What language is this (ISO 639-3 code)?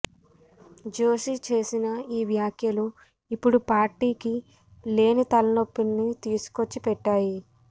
tel